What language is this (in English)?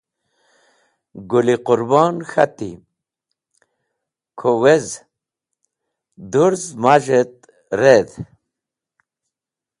Wakhi